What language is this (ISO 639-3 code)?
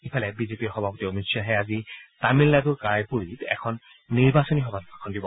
asm